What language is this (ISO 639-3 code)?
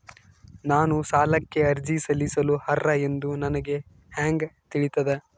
kan